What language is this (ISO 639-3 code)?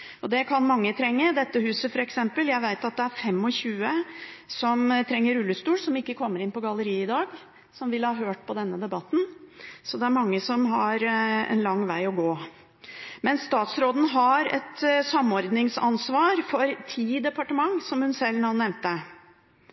nob